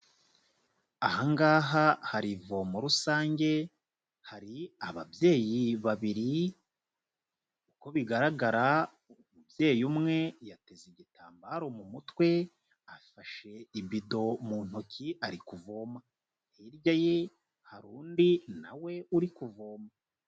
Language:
Kinyarwanda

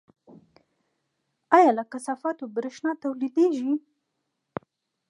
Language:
Pashto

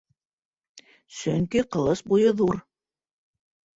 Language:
Bashkir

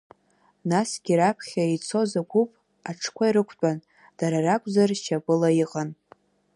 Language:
Abkhazian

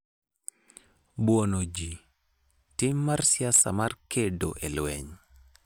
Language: Luo (Kenya and Tanzania)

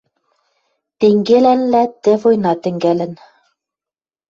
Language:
Western Mari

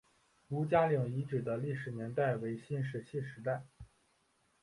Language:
Chinese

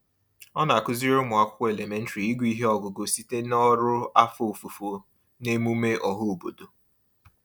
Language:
Igbo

